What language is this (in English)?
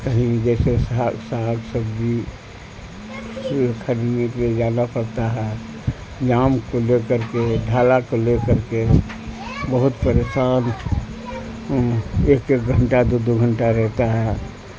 Urdu